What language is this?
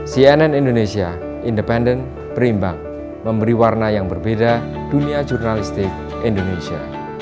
Indonesian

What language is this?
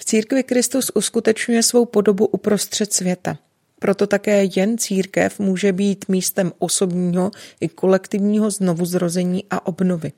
Czech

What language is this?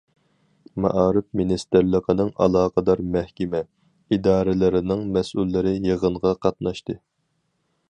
Uyghur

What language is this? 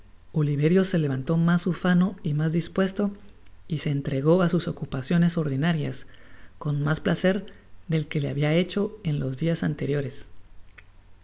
Spanish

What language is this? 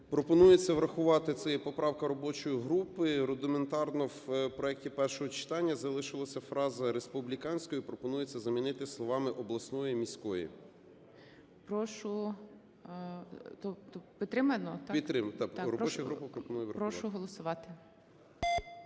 Ukrainian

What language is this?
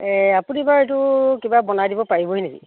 Assamese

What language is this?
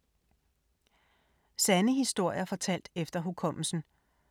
Danish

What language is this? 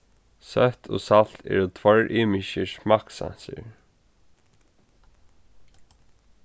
Faroese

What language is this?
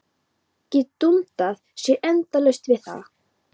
Icelandic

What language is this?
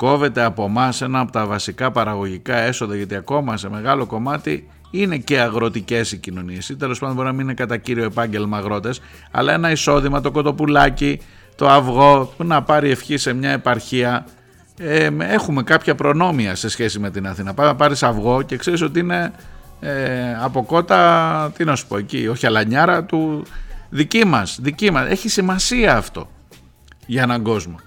Greek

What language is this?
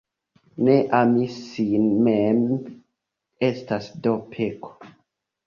Esperanto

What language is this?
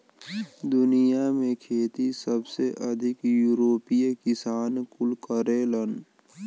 Bhojpuri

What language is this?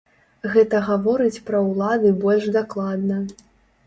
Belarusian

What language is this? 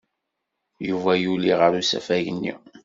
Kabyle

